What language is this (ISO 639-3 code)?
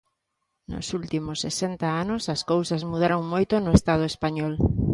glg